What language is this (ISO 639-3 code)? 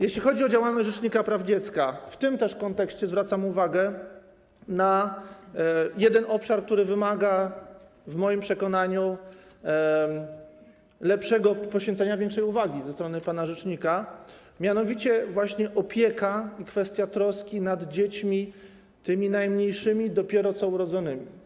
pol